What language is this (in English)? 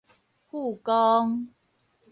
Min Nan Chinese